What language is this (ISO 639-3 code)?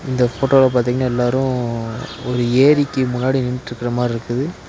tam